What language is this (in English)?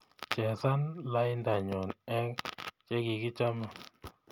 Kalenjin